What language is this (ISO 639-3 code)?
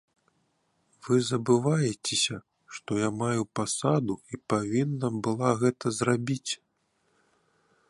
bel